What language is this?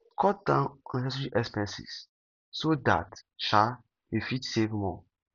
Nigerian Pidgin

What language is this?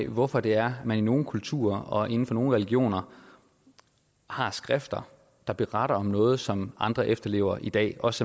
Danish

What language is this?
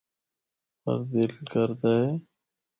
Northern Hindko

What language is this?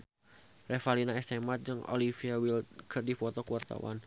Sundanese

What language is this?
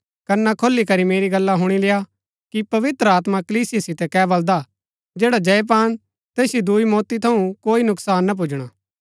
Gaddi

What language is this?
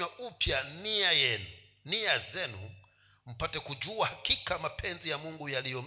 Swahili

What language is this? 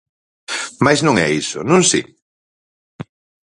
Galician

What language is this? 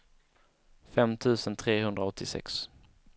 Swedish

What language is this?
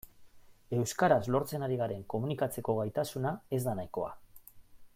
Basque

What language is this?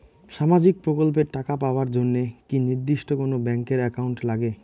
Bangla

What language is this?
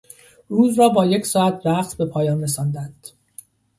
Persian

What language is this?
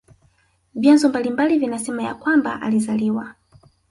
Swahili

